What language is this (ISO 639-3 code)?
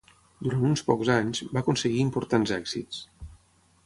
cat